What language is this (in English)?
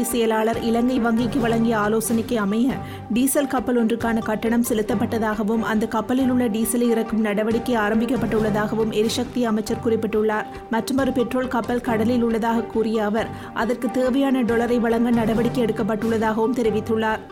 Tamil